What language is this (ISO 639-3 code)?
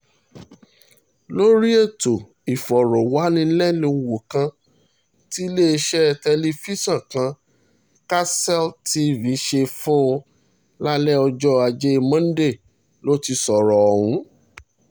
yor